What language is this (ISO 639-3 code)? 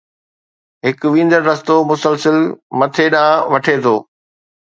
snd